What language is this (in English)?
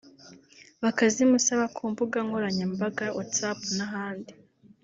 Kinyarwanda